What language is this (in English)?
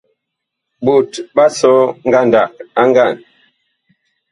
Bakoko